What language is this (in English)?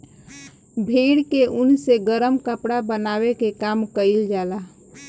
Bhojpuri